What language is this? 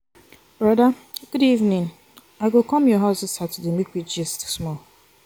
Nigerian Pidgin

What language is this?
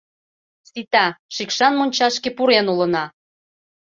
Mari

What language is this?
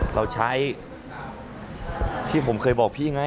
Thai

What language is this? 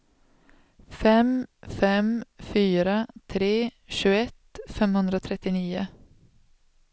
Swedish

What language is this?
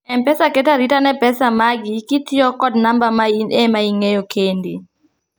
Luo (Kenya and Tanzania)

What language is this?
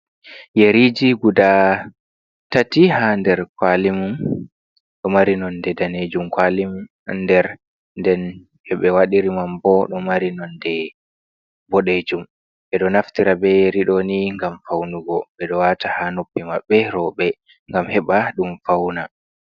Fula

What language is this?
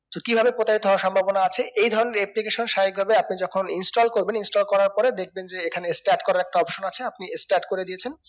Bangla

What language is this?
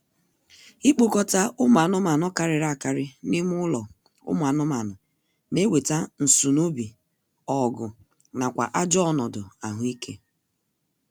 Igbo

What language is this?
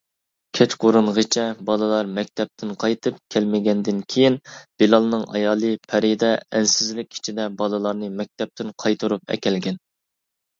Uyghur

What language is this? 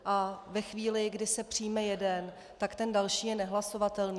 Czech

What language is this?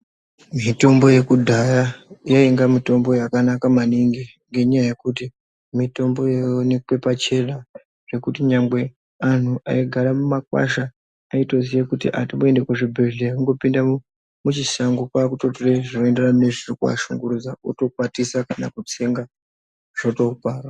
Ndau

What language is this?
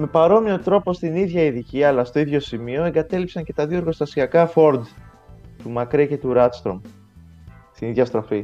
Greek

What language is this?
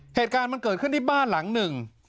Thai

